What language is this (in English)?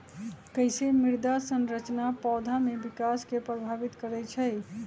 Magahi